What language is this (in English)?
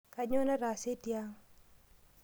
Masai